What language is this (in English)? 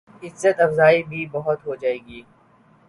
Urdu